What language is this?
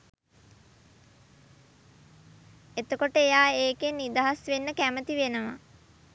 Sinhala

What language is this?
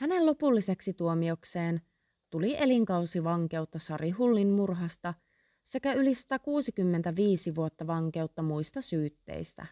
Finnish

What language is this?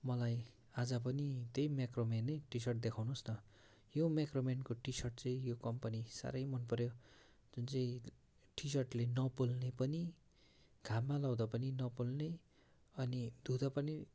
Nepali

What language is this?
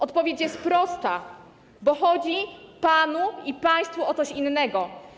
Polish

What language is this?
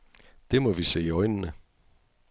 Danish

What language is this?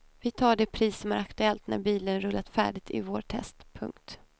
Swedish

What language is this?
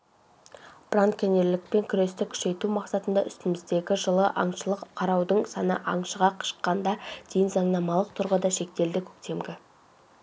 Kazakh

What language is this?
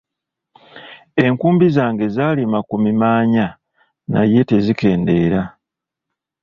Ganda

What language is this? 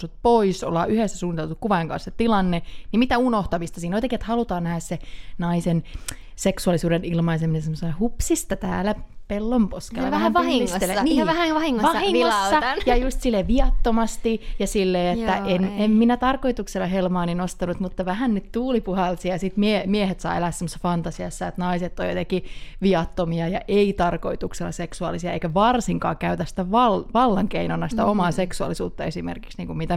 Finnish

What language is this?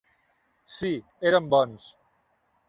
Catalan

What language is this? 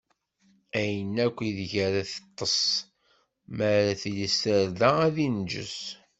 Kabyle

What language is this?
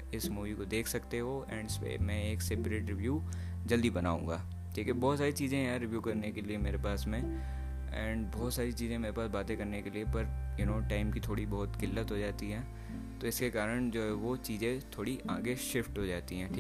Hindi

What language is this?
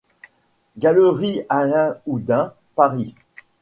French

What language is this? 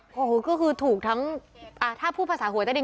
Thai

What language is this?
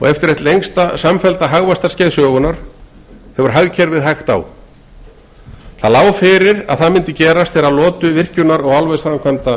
Icelandic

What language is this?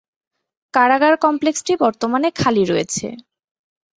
Bangla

